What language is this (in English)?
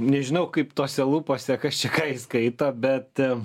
Lithuanian